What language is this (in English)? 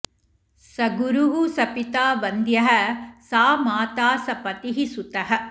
Sanskrit